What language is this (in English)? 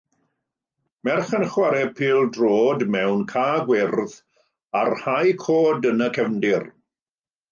Welsh